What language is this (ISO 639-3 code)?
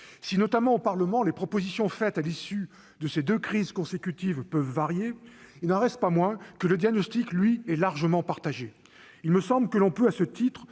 fra